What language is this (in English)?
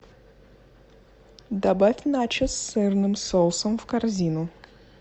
Russian